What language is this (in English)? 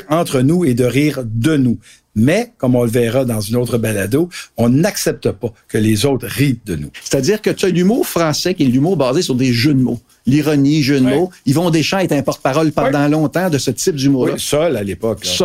French